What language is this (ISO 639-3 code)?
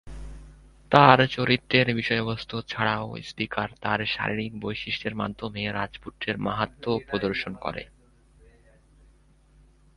ben